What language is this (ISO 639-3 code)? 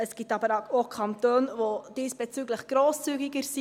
gsw